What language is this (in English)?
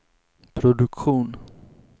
Swedish